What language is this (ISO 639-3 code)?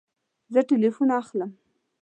pus